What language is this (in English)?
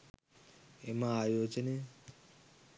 Sinhala